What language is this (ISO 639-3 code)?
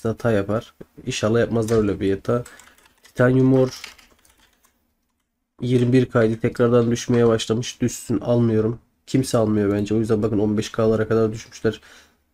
tur